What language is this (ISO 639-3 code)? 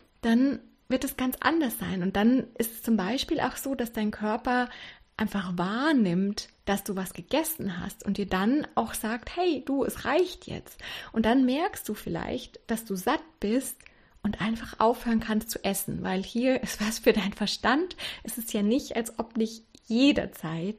deu